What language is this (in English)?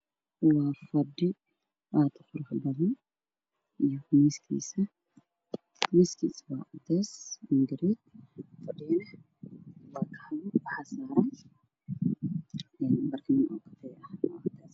Somali